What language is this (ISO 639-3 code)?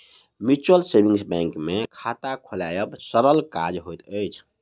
mai